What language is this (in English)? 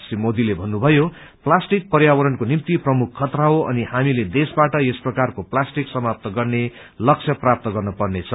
Nepali